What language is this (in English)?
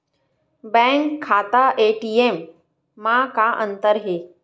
Chhattisgarhi